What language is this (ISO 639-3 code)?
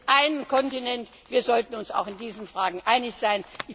deu